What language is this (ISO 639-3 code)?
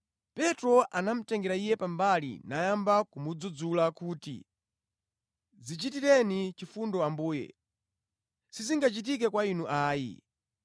nya